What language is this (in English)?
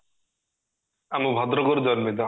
Odia